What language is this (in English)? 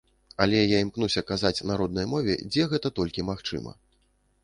Belarusian